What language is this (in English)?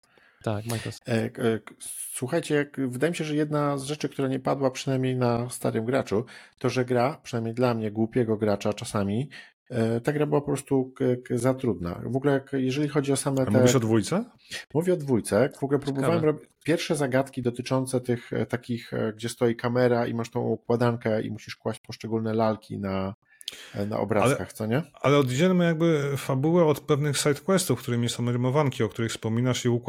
Polish